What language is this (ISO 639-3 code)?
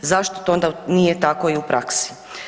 hrv